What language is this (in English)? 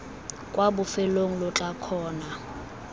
Tswana